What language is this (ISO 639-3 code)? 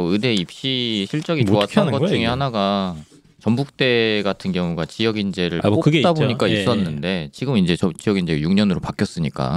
kor